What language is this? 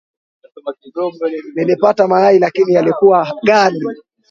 Swahili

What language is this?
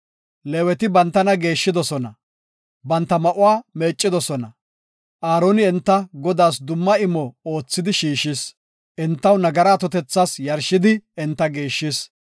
Gofa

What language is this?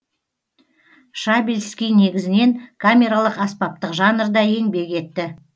Kazakh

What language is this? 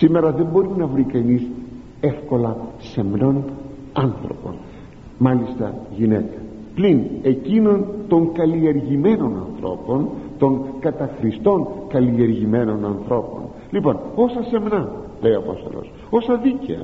Greek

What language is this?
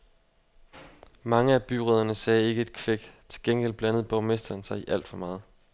Danish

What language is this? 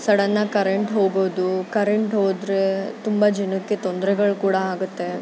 Kannada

